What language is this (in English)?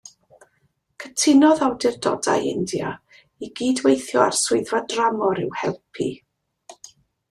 Welsh